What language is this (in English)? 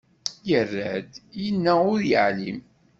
Kabyle